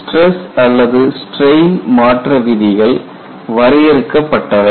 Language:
Tamil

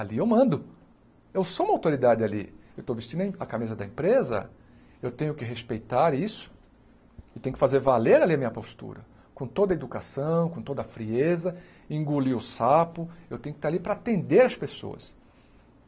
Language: Portuguese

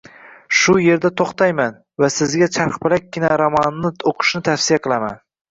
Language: Uzbek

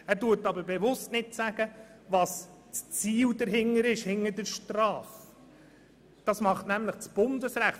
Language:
Swiss German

